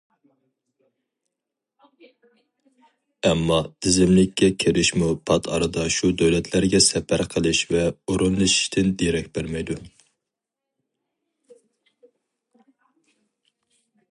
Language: Uyghur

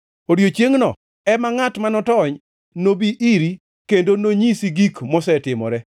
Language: Luo (Kenya and Tanzania)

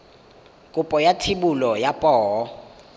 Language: Tswana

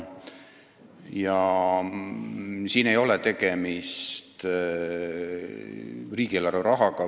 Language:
Estonian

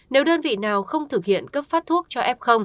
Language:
Vietnamese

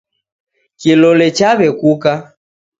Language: Taita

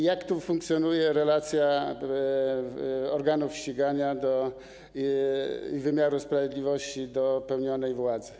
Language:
Polish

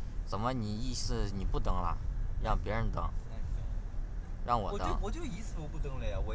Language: Chinese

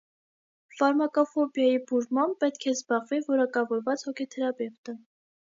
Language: Armenian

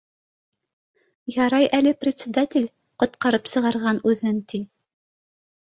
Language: Bashkir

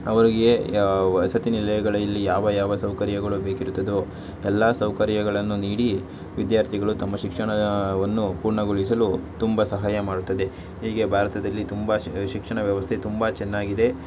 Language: Kannada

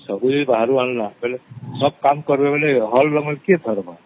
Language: Odia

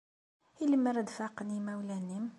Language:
Kabyle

